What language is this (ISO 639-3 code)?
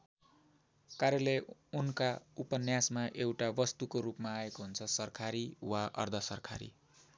nep